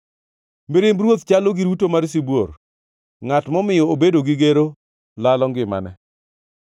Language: Luo (Kenya and Tanzania)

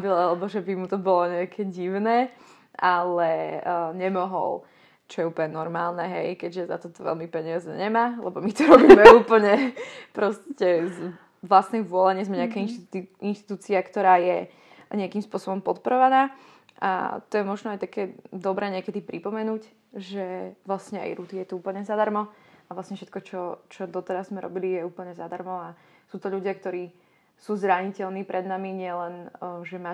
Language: Slovak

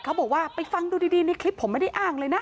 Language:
Thai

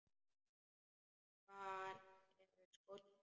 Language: Icelandic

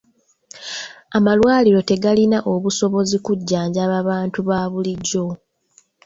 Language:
Ganda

